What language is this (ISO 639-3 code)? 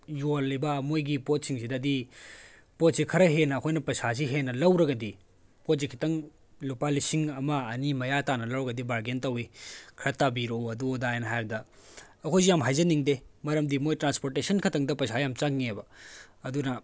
mni